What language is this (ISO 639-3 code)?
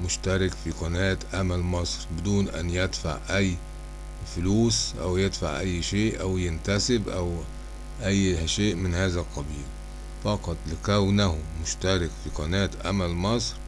ara